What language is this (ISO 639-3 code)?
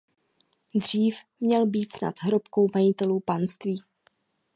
ces